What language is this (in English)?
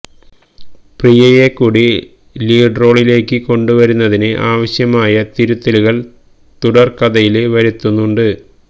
Malayalam